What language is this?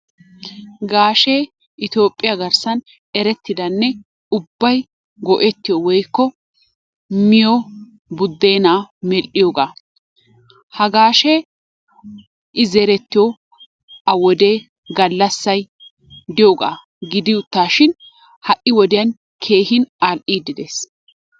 Wolaytta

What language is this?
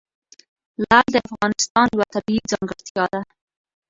Pashto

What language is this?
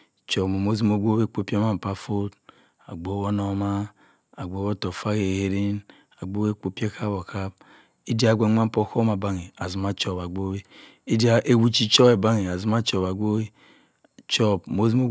Cross River Mbembe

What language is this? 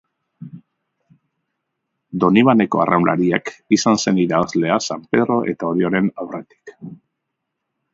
Basque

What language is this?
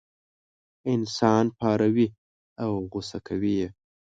Pashto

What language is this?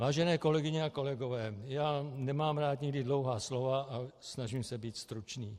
Czech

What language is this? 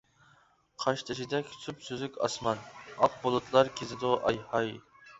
Uyghur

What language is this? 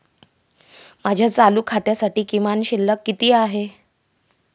Marathi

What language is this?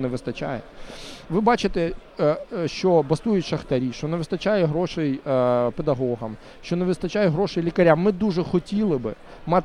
Ukrainian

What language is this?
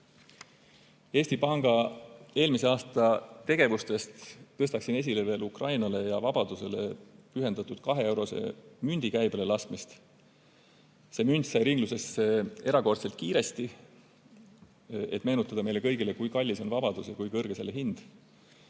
Estonian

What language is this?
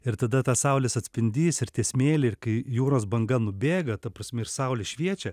Lithuanian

